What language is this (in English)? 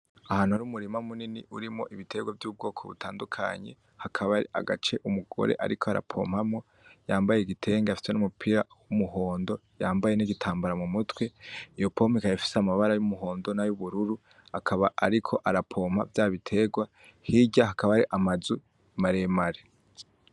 Rundi